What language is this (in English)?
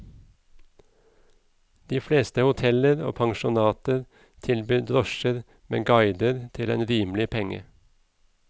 Norwegian